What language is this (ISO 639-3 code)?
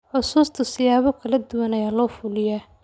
som